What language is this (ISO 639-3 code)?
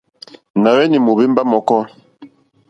bri